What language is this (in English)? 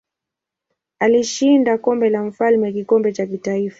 Swahili